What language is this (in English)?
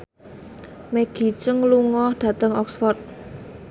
Javanese